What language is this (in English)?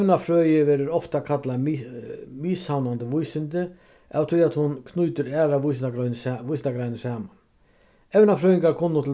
Faroese